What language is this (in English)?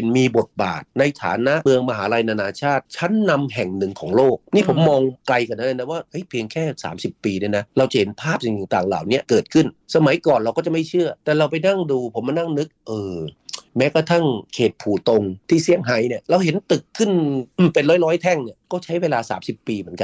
Thai